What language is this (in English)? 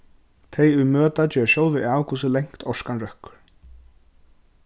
Faroese